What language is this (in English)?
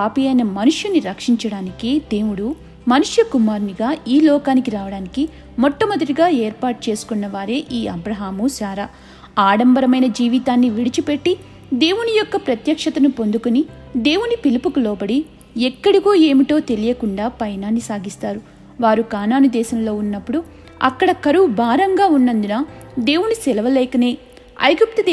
Telugu